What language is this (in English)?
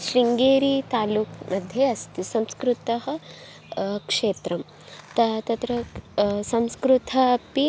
Sanskrit